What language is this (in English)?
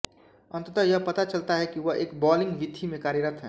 Hindi